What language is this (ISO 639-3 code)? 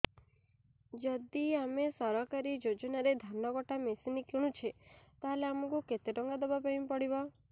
ori